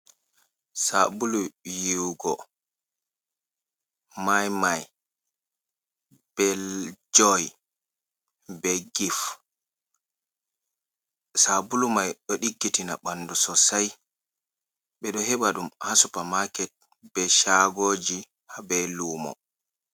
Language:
Fula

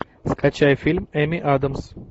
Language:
Russian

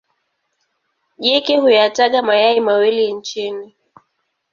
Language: Swahili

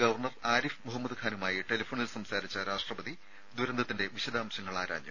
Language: Malayalam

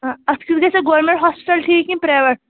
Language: Kashmiri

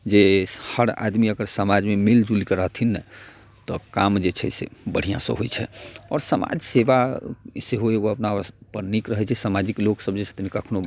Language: Maithili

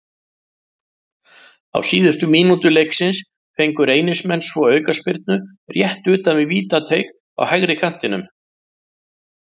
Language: Icelandic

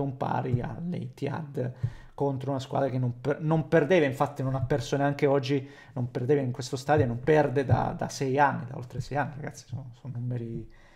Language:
Italian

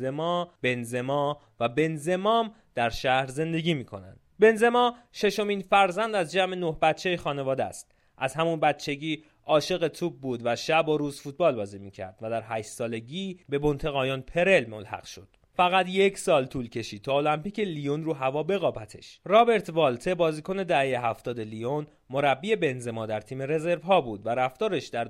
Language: Persian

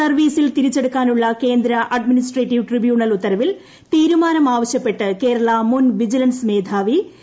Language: Malayalam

